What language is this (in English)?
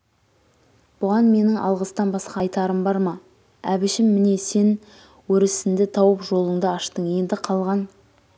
Kazakh